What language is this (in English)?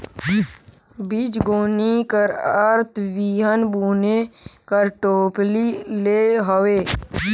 Chhattisgarhi